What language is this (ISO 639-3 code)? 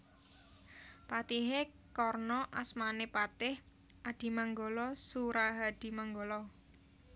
jav